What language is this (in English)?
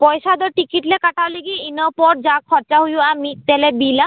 Santali